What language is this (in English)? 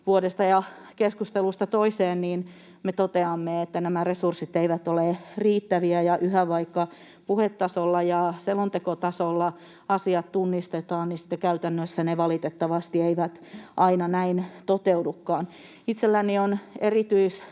Finnish